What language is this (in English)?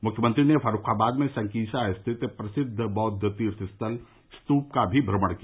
Hindi